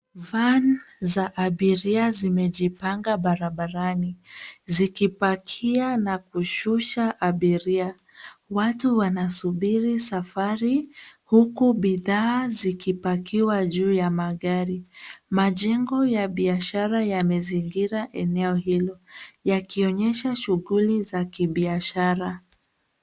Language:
Swahili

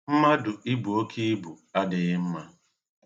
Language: Igbo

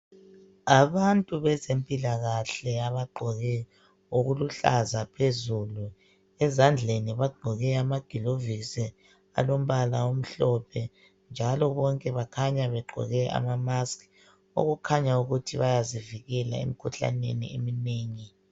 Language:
North Ndebele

